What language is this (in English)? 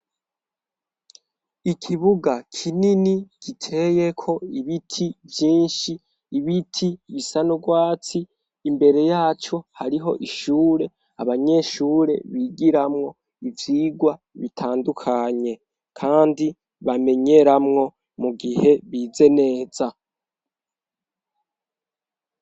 Rundi